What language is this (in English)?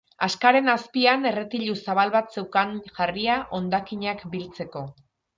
Basque